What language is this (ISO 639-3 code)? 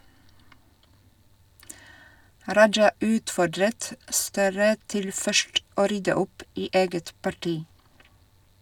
nor